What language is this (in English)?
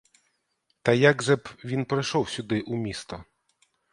Ukrainian